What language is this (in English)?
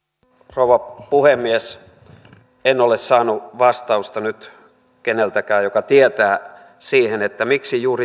Finnish